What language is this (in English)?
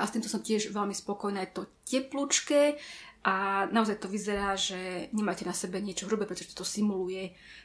Slovak